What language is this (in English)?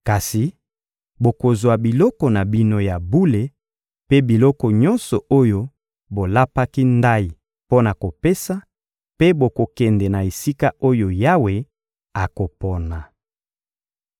Lingala